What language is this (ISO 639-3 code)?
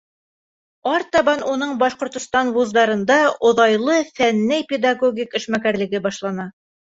bak